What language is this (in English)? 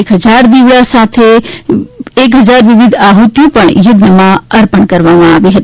Gujarati